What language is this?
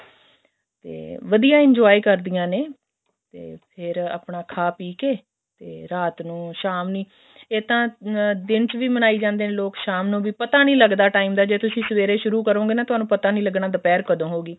Punjabi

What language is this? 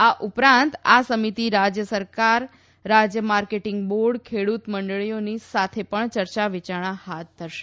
Gujarati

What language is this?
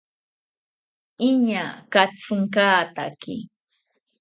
South Ucayali Ashéninka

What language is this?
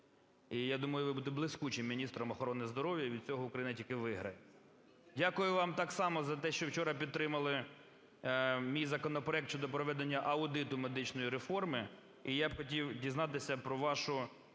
Ukrainian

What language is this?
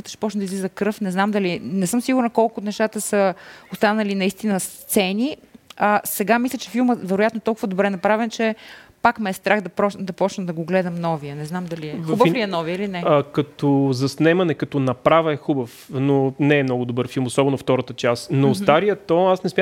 Bulgarian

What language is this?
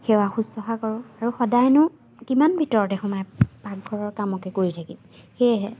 Assamese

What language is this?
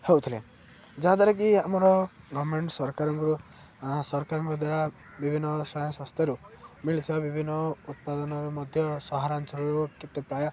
Odia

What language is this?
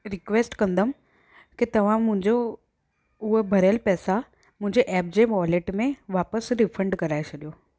Sindhi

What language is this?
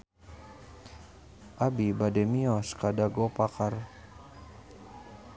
Sundanese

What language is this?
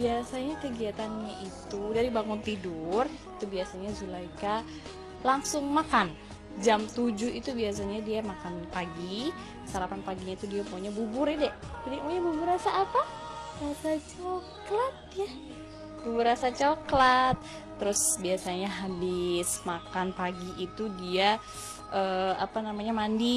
Indonesian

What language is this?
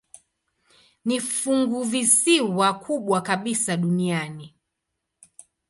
Swahili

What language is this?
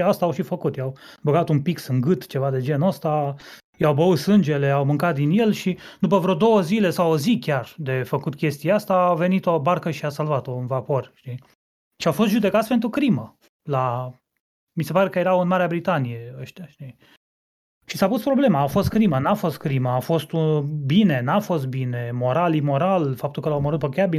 Romanian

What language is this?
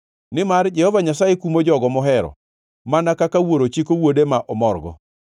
Luo (Kenya and Tanzania)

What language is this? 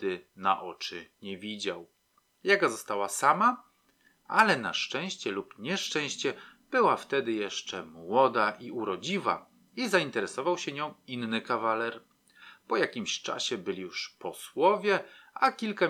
Polish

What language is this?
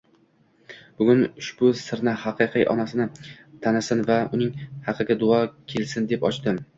Uzbek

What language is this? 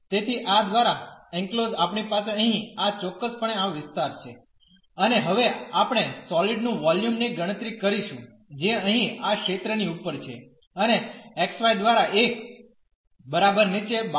Gujarati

